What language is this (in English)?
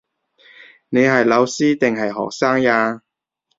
Cantonese